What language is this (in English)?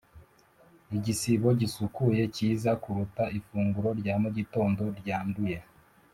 Kinyarwanda